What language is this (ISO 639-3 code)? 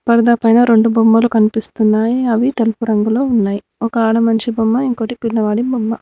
tel